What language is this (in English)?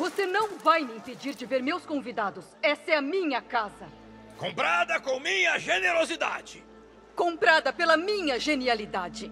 Portuguese